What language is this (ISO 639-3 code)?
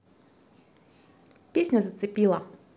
rus